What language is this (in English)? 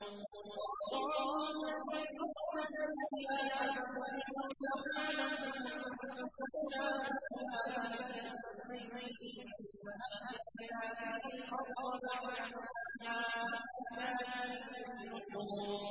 Arabic